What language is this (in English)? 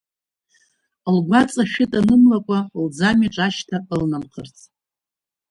Abkhazian